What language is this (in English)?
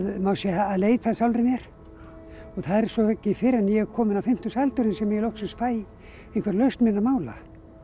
Icelandic